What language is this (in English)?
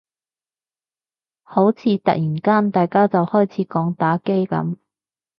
Cantonese